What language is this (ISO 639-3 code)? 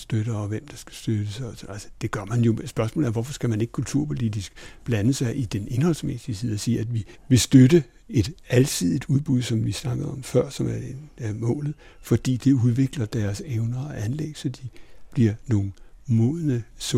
dan